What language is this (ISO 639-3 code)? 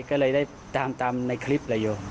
tha